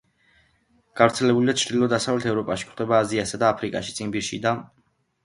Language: Georgian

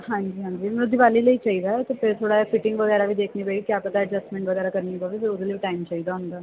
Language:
Punjabi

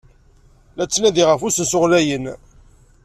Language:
Kabyle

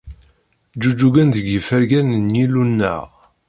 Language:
Kabyle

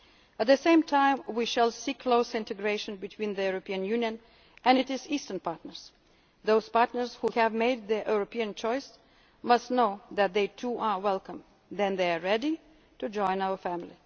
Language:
English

